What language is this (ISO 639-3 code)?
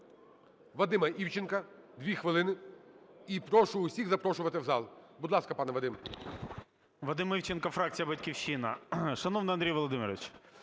ukr